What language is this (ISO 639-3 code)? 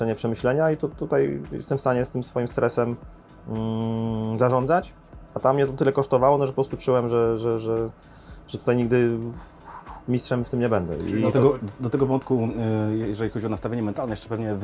pol